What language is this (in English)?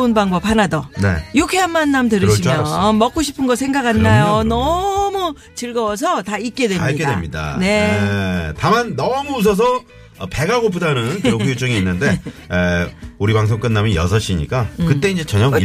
Korean